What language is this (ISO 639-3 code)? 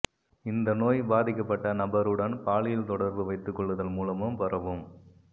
tam